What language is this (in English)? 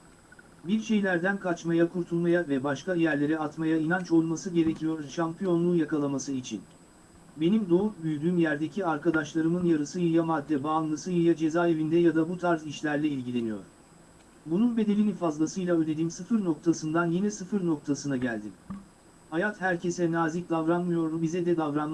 Turkish